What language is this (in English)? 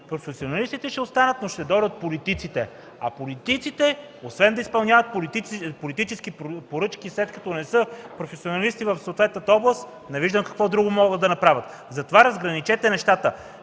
Bulgarian